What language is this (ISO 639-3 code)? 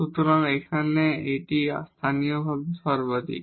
ben